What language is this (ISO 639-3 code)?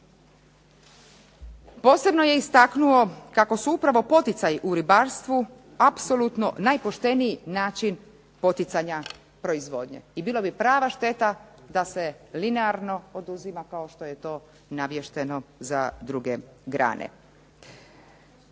hrv